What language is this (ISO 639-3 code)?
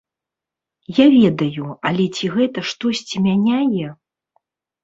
bel